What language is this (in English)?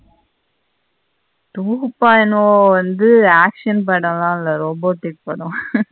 Tamil